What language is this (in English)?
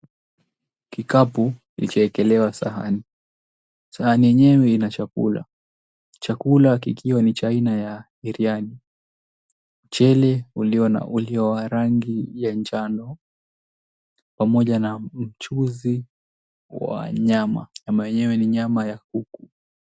Swahili